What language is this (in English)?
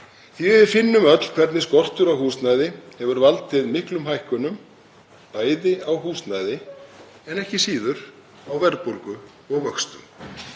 Icelandic